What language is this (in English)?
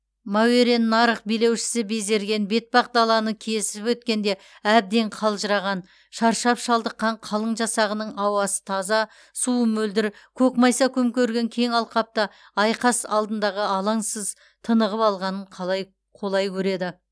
Kazakh